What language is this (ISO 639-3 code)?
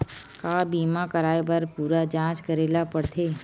hne